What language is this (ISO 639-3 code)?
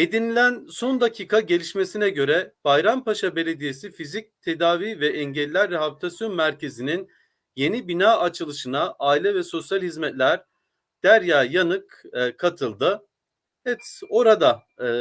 tur